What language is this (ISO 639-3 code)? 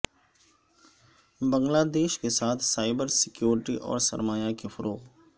urd